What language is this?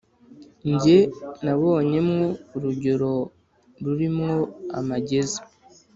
Kinyarwanda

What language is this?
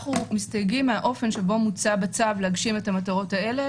Hebrew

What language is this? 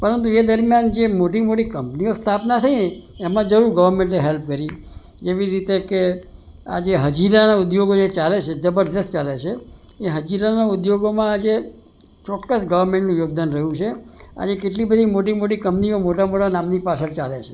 Gujarati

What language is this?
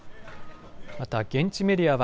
Japanese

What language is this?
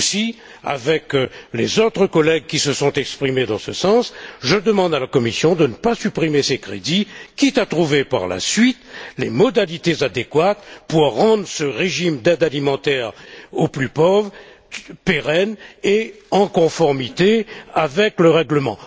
French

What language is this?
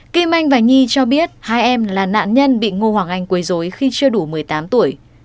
Vietnamese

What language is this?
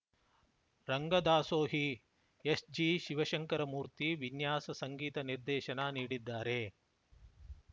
Kannada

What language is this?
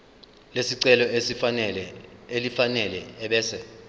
Zulu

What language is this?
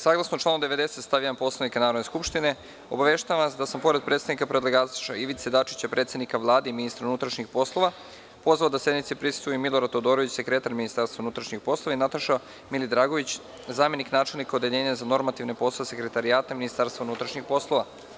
Serbian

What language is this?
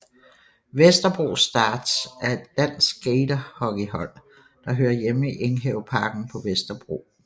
Danish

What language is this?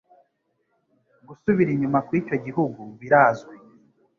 Kinyarwanda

